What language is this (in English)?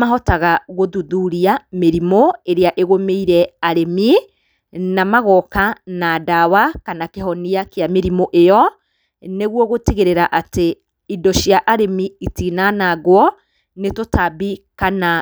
Kikuyu